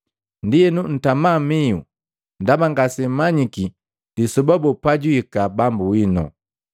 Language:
Matengo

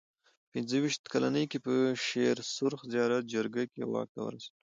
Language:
Pashto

